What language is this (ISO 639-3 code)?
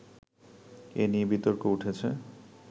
ben